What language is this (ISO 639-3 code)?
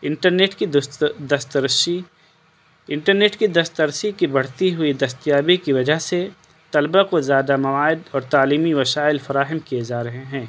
urd